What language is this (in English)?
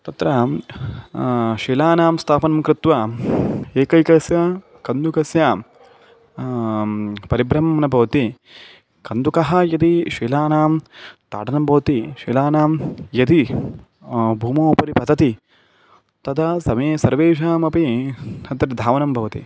Sanskrit